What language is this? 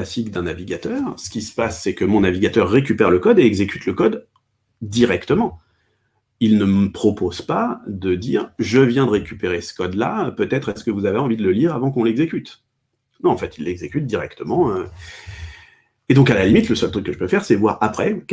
French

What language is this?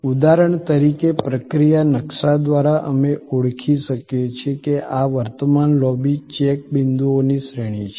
Gujarati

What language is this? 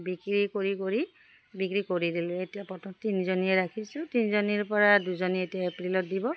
Assamese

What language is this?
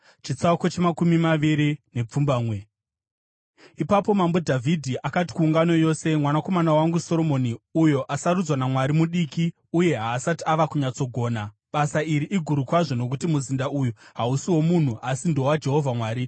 Shona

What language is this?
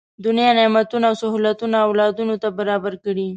Pashto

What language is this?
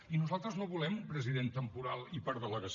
Catalan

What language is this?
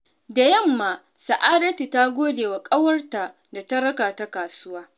Hausa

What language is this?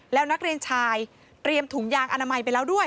Thai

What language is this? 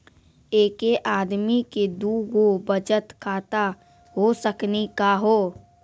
Maithili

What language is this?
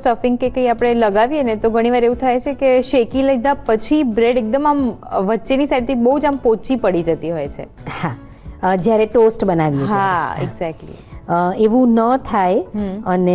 Hindi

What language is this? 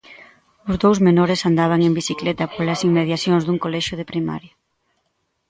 Galician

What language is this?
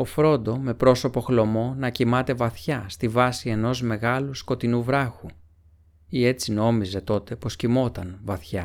Greek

